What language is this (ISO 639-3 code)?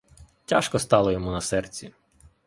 ukr